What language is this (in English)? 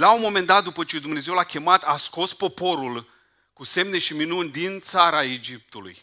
Romanian